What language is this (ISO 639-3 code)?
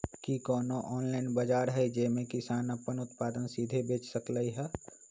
mag